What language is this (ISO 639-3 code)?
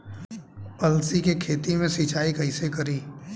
bho